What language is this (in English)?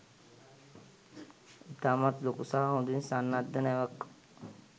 Sinhala